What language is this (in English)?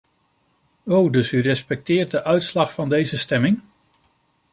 Dutch